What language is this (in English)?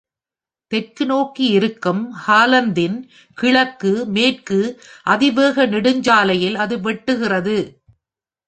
Tamil